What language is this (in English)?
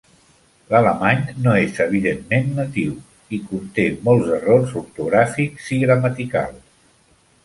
Catalan